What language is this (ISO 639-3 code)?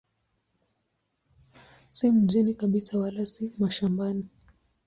swa